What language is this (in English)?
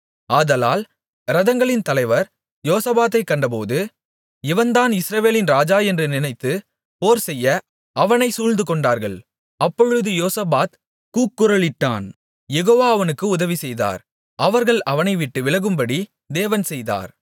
Tamil